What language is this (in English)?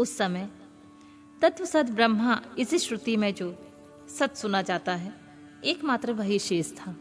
Hindi